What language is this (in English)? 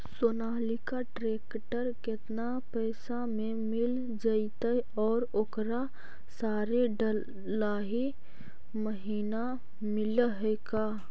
Magahi